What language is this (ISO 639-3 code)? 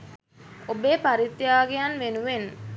sin